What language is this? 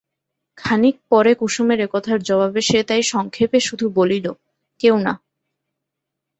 Bangla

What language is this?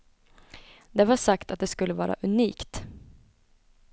Swedish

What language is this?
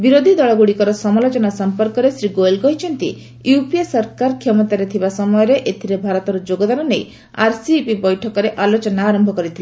Odia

